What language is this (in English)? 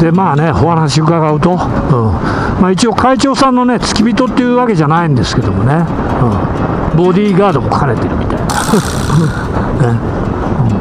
Japanese